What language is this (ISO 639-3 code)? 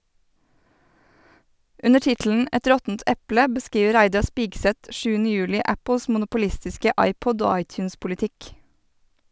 nor